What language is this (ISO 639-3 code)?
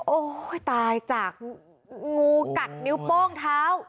tha